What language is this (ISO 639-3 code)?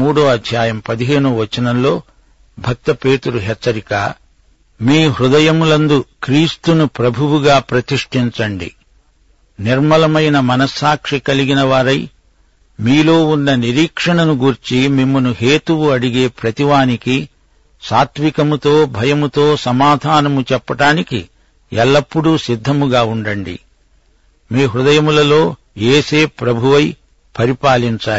tel